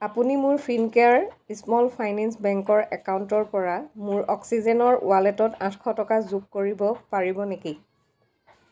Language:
Assamese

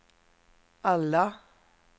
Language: Swedish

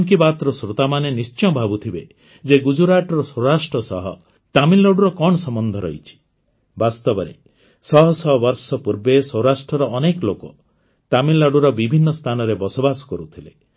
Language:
Odia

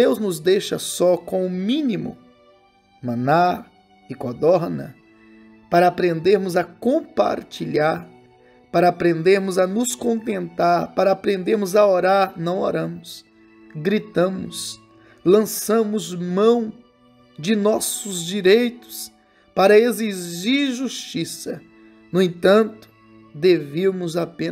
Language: Portuguese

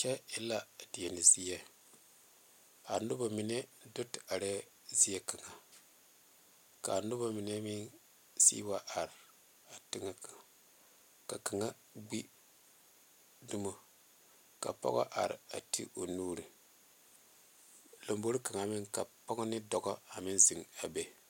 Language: Southern Dagaare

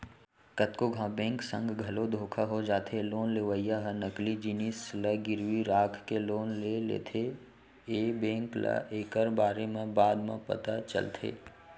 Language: Chhattisgarhi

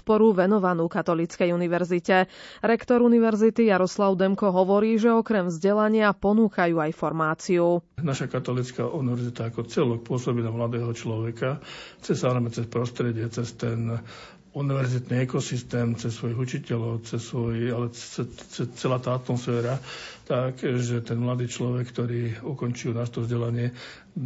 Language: Slovak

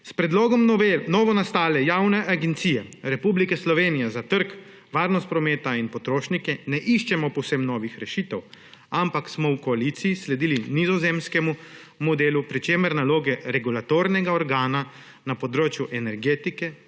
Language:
Slovenian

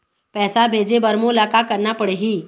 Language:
Chhattisgarhi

